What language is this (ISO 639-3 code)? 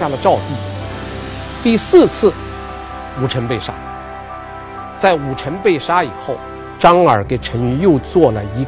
zho